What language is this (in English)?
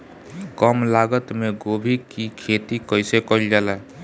Bhojpuri